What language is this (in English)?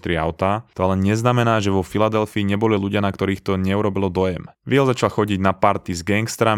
Slovak